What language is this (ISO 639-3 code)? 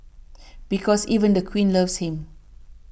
eng